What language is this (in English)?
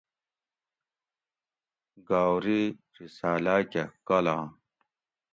Gawri